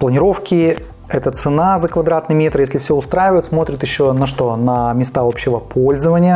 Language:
Russian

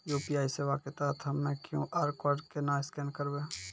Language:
Maithili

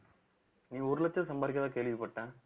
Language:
Tamil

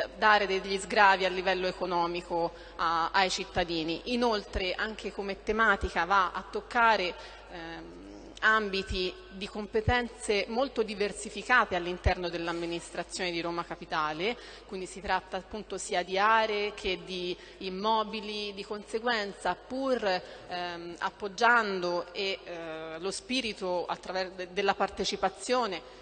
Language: Italian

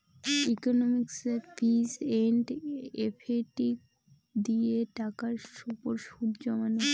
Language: Bangla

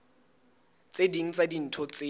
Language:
Southern Sotho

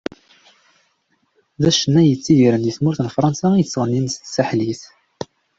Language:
Kabyle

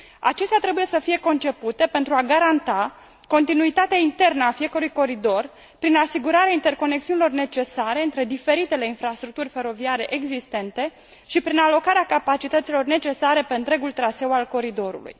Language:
Romanian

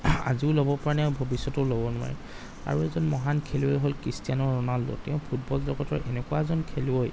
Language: Assamese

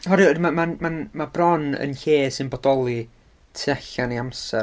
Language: Welsh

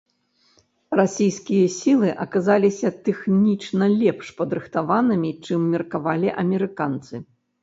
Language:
Belarusian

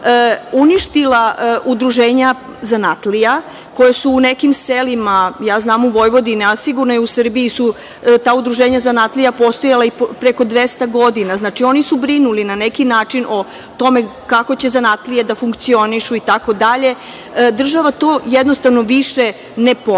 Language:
Serbian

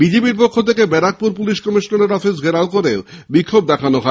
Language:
Bangla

